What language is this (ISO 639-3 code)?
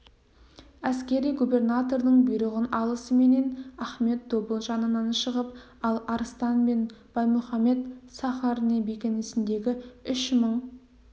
kaz